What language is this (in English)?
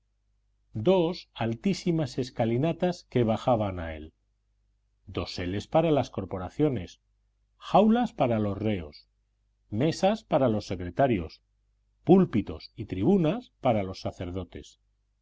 Spanish